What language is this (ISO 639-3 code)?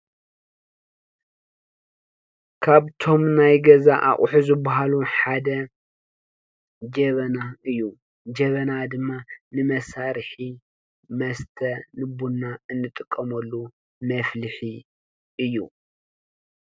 tir